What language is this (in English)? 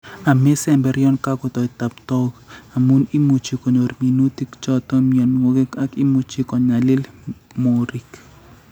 Kalenjin